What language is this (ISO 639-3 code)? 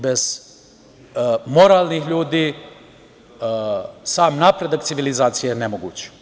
srp